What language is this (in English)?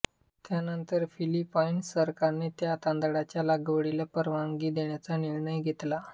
Marathi